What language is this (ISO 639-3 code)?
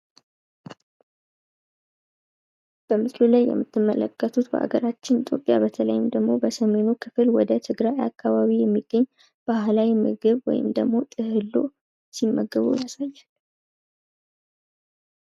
amh